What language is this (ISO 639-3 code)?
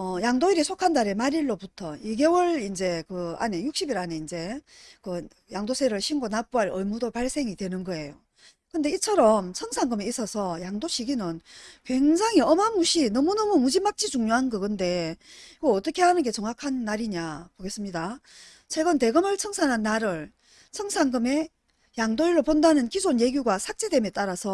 kor